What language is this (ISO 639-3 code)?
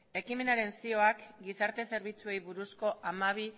eus